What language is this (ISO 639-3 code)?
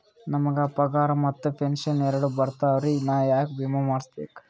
kan